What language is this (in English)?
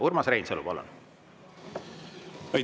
Estonian